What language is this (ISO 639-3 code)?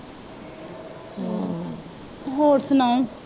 pan